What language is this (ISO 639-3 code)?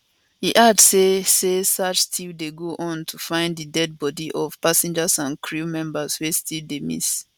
pcm